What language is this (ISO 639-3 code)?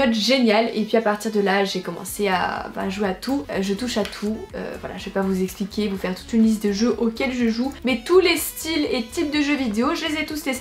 fra